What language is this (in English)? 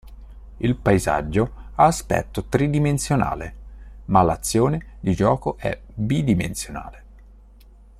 Italian